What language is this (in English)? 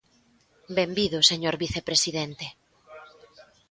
Galician